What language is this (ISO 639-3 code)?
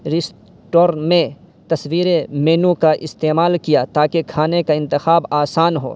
urd